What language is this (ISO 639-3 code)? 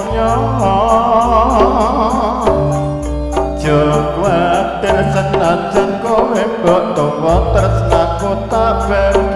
ind